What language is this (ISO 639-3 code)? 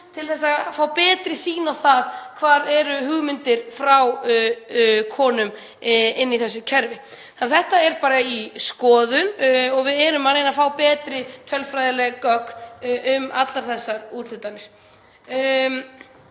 isl